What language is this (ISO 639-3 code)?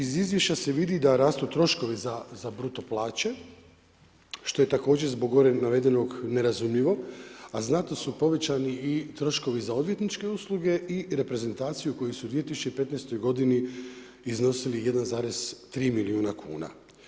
hrv